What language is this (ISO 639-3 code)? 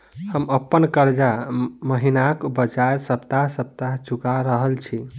mai